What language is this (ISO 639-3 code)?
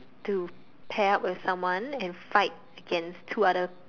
eng